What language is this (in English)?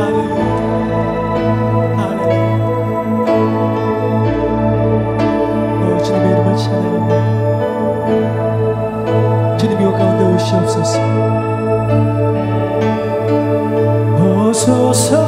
Korean